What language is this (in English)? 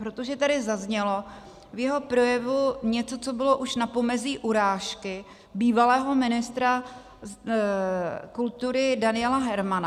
Czech